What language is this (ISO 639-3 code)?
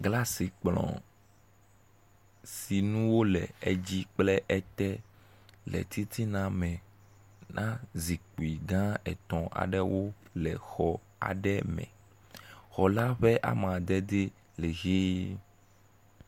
ewe